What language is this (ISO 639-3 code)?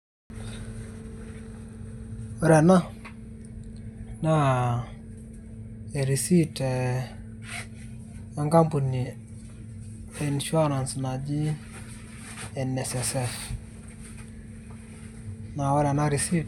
mas